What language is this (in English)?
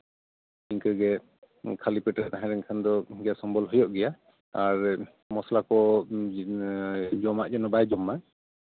Santali